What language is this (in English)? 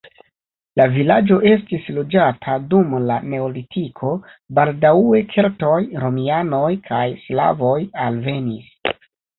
Esperanto